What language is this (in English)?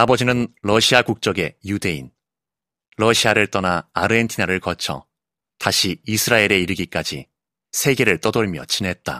Korean